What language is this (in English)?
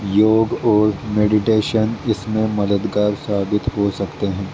Urdu